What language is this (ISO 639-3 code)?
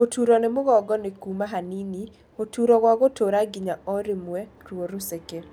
kik